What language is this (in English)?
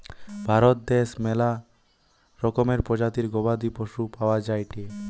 Bangla